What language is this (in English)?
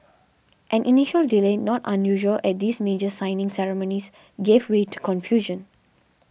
English